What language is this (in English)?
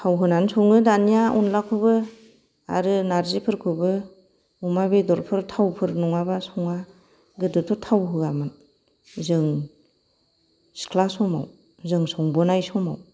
Bodo